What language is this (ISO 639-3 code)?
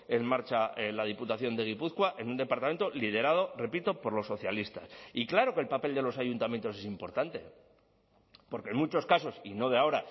spa